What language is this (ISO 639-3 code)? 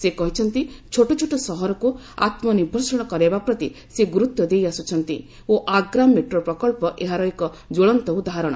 ori